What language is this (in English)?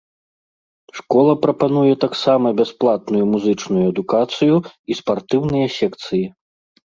Belarusian